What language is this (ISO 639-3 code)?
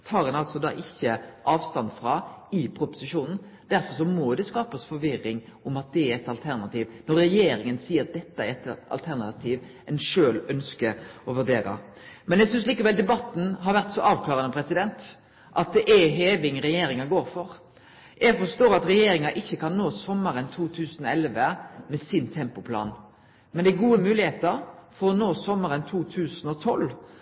nno